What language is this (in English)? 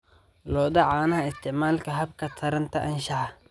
Somali